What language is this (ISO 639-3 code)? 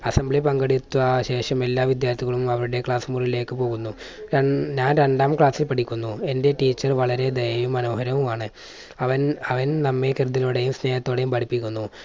mal